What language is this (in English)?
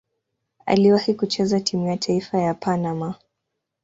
Swahili